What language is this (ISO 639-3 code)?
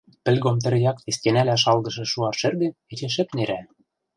mrj